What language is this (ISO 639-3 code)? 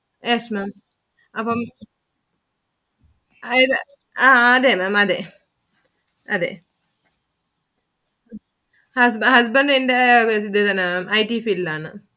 mal